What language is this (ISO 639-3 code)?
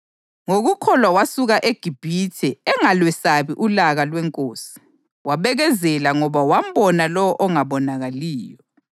nde